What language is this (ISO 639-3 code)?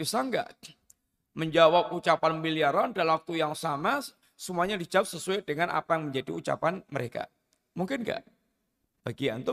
ind